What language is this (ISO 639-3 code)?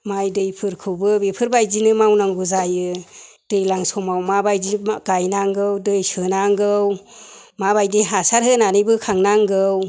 brx